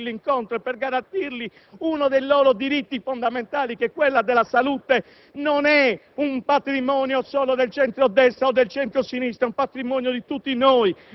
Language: Italian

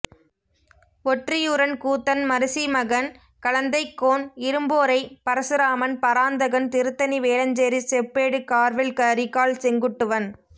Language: Tamil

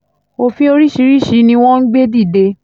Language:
Yoruba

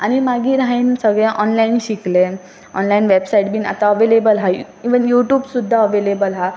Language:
Konkani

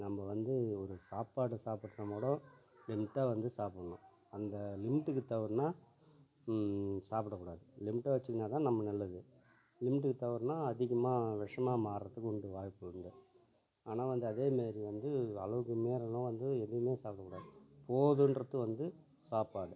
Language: Tamil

